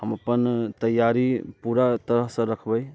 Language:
Maithili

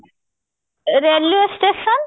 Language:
Odia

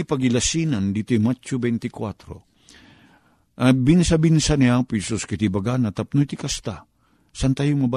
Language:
Filipino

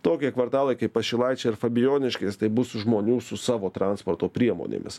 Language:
Lithuanian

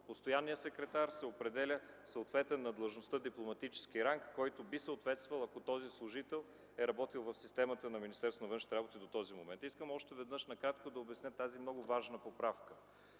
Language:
Bulgarian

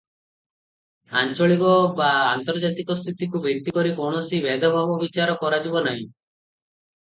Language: Odia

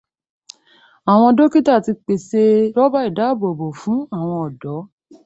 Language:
Yoruba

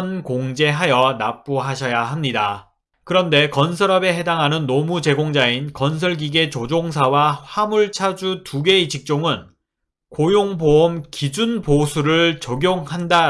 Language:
Korean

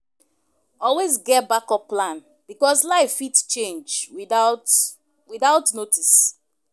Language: Nigerian Pidgin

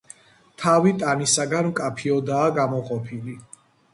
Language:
Georgian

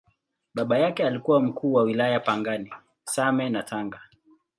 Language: Swahili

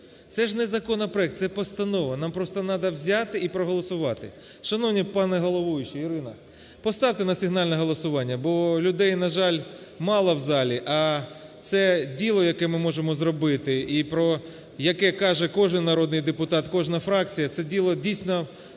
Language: Ukrainian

